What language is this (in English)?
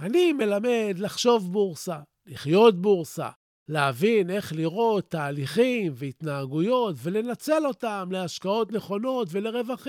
Hebrew